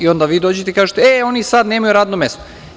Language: Serbian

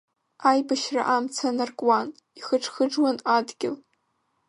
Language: Abkhazian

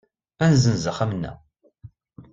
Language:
Kabyle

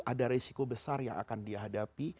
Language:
Indonesian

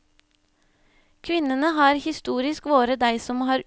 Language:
Norwegian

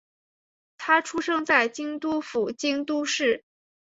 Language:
Chinese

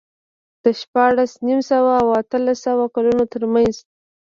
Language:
Pashto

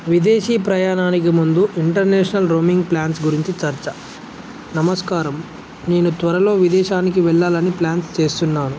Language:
Telugu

